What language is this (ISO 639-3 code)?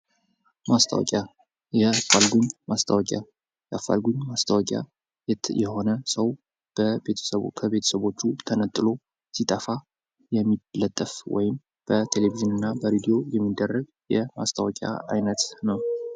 amh